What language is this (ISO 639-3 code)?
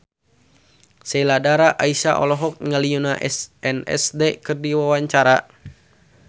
sun